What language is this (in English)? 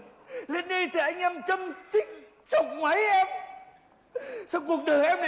Vietnamese